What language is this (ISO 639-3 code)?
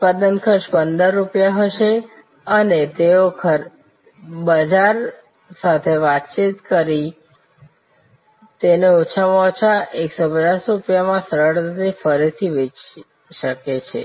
guj